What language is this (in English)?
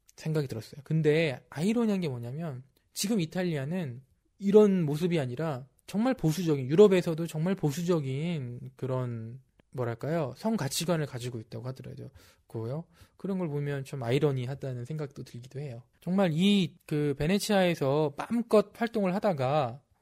Korean